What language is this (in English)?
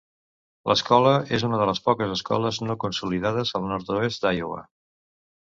Catalan